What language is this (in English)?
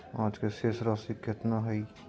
Magahi